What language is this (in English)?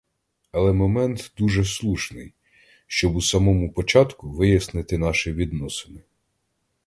Ukrainian